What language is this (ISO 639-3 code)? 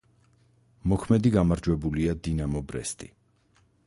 kat